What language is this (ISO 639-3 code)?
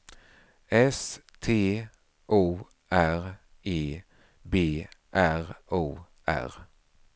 swe